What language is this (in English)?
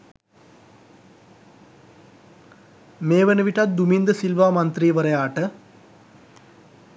Sinhala